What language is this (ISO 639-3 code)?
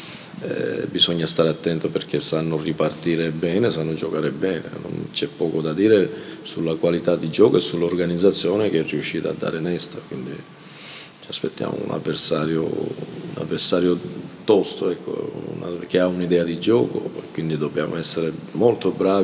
ita